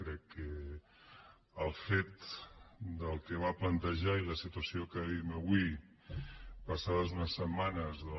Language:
Catalan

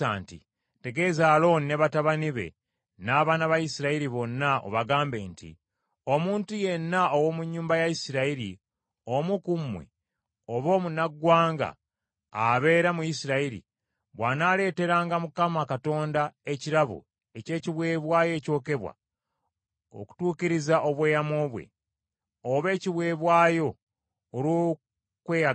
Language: Ganda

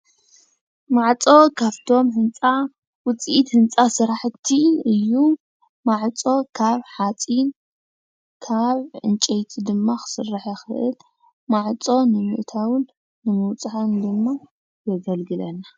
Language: Tigrinya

